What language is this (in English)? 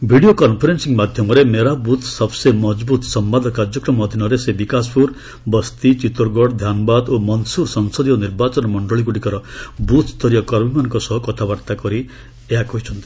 Odia